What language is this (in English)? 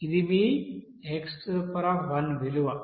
Telugu